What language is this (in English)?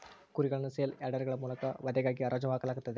Kannada